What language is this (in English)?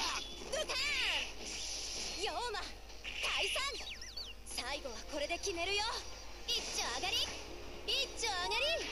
Japanese